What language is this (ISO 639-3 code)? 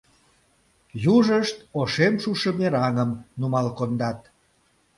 chm